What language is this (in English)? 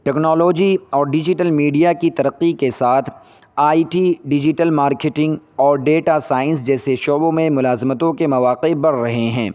Urdu